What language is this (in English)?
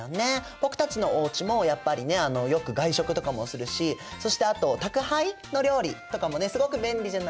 Japanese